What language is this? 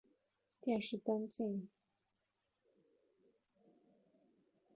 Chinese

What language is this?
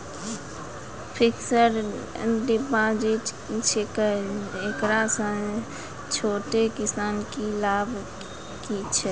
Maithili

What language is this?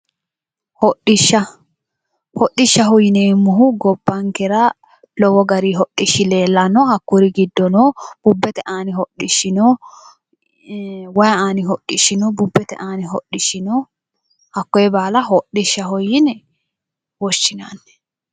Sidamo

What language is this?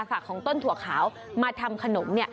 Thai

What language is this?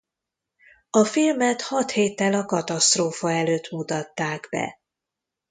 Hungarian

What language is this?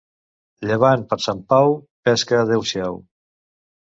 Catalan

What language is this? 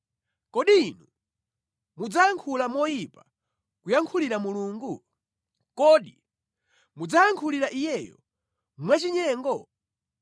Nyanja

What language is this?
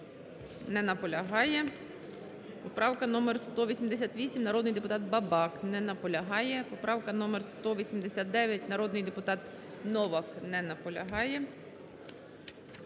Ukrainian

